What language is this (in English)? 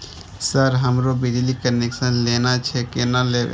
Maithili